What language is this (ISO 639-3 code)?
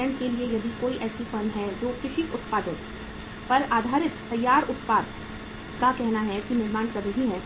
hin